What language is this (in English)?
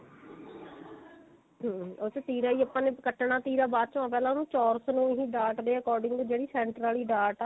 Punjabi